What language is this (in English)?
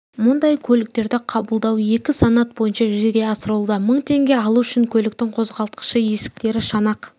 Kazakh